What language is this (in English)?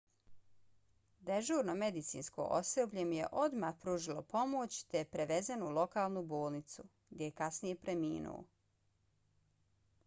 Bosnian